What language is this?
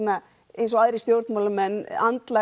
Icelandic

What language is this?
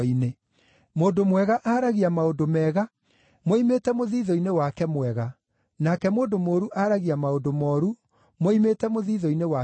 Kikuyu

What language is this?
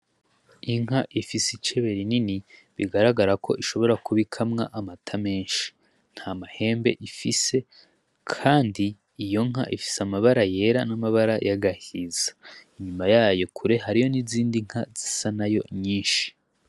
Rundi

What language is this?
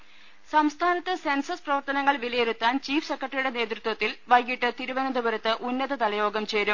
Malayalam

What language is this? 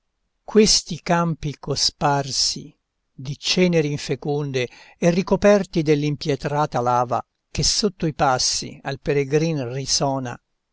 Italian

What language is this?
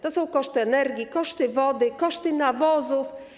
Polish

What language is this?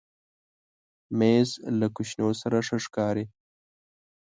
Pashto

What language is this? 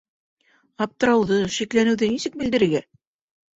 Bashkir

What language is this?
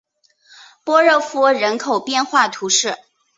Chinese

